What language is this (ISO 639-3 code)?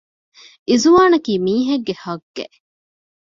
div